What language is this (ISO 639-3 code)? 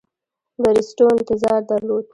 pus